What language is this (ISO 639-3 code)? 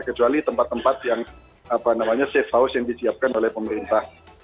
ind